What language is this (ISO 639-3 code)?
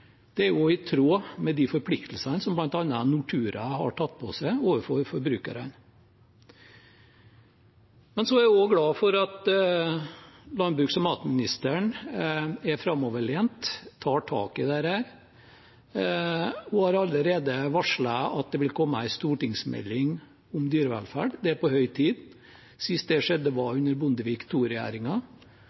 nob